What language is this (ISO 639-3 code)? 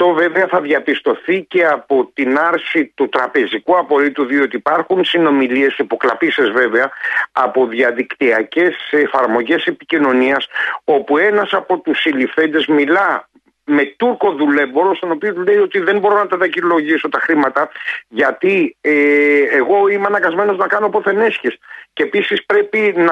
ell